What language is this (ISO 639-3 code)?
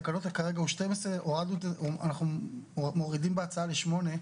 heb